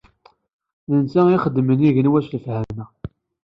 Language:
Kabyle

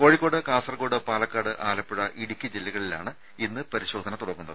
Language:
Malayalam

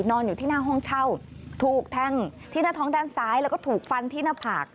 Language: Thai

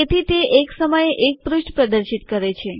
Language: Gujarati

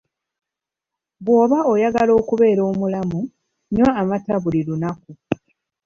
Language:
Ganda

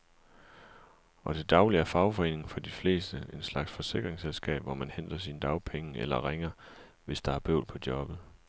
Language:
Danish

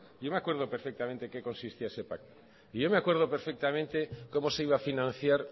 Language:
Spanish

